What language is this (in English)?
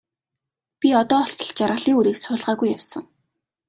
Mongolian